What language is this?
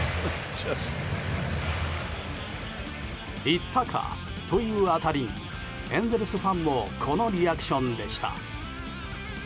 Japanese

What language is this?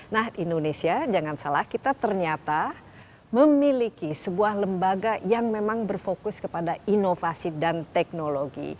Indonesian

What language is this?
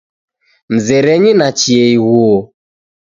Taita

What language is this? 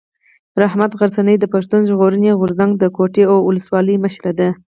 Pashto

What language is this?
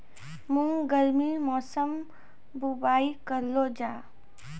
Maithili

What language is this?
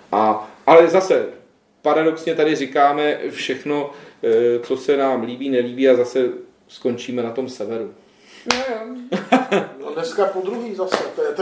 Czech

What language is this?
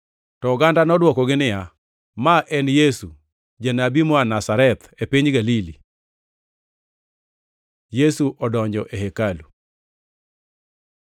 Luo (Kenya and Tanzania)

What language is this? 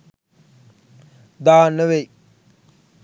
Sinhala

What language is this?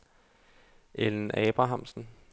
Danish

